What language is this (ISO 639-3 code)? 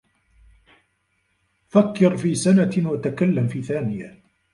ara